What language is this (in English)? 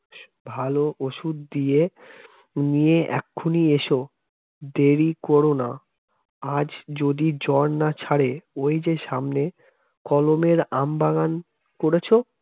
Bangla